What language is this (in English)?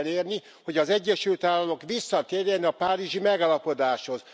Hungarian